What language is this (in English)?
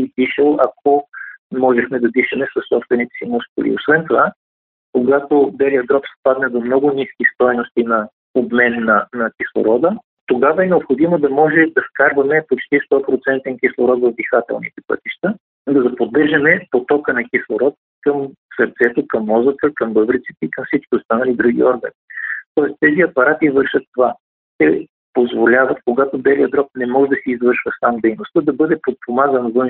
Bulgarian